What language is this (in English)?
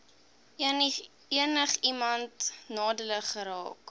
Afrikaans